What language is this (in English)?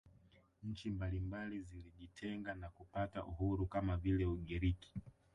Swahili